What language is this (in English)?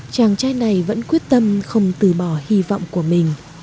Vietnamese